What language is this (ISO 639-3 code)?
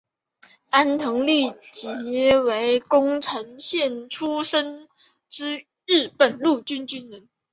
zho